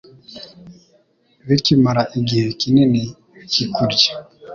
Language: Kinyarwanda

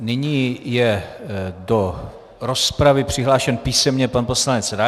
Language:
Czech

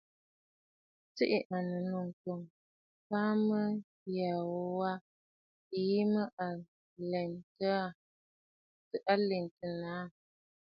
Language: Bafut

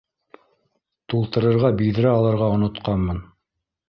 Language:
Bashkir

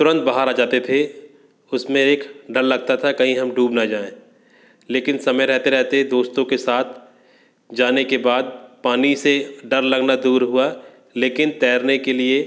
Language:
Hindi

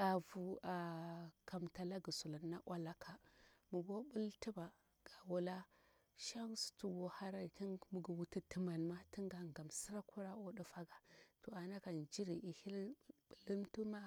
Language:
Bura-Pabir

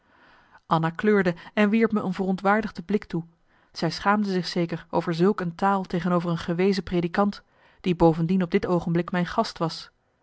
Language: Dutch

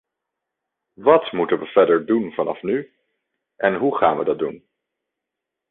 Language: Dutch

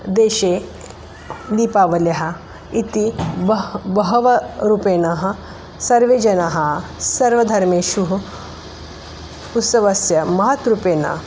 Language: Sanskrit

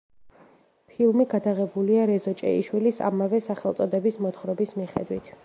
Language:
Georgian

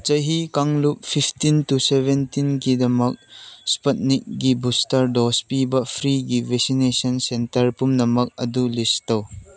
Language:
Manipuri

